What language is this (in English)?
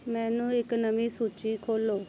Punjabi